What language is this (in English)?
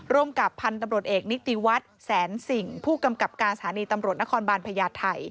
Thai